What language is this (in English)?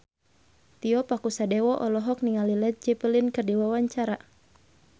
Sundanese